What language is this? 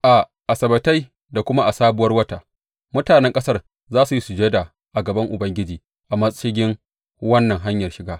Hausa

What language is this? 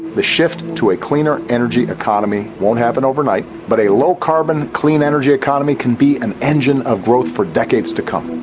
English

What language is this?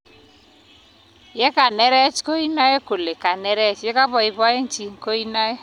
Kalenjin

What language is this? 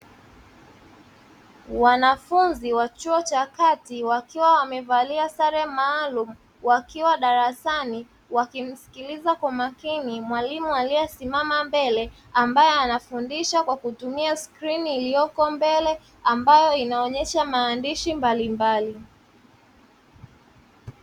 Swahili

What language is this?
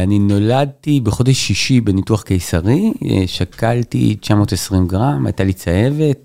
Hebrew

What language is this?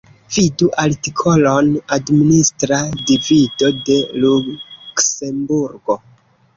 Esperanto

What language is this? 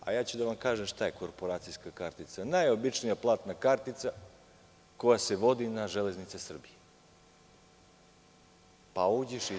Serbian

